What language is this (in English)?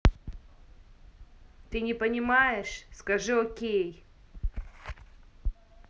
Russian